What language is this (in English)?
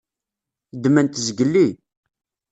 Kabyle